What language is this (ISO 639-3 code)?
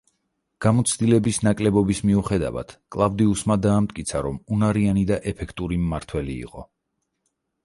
kat